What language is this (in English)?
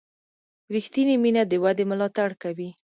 Pashto